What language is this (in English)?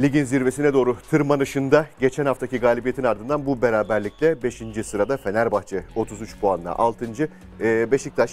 Turkish